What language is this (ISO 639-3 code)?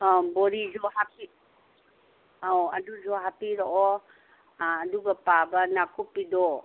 mni